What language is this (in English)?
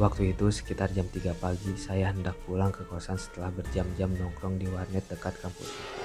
Indonesian